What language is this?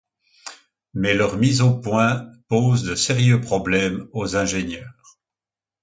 French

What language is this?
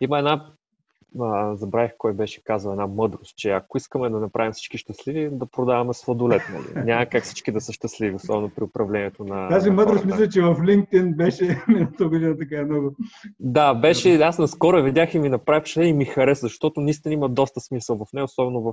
Bulgarian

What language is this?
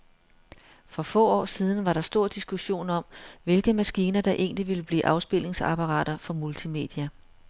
Danish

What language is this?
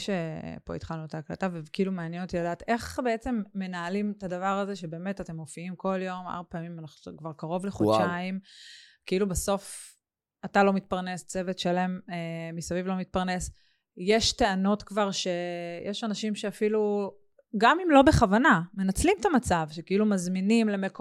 Hebrew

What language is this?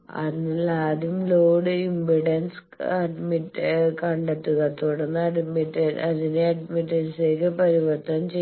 Malayalam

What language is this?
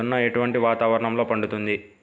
Telugu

